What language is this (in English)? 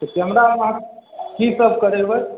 Maithili